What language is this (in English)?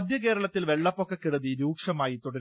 Malayalam